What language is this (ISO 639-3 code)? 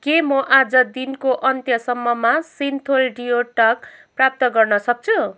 nep